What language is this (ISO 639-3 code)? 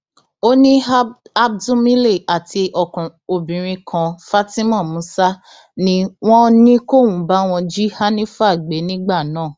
yor